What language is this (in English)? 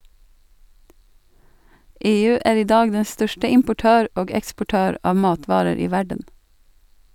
Norwegian